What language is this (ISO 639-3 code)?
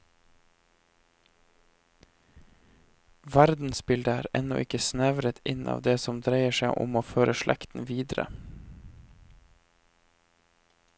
nor